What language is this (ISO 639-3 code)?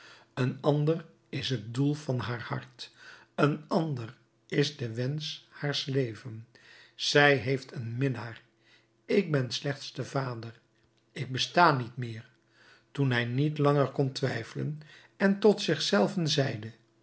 nld